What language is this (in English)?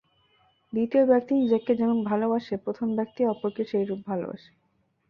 Bangla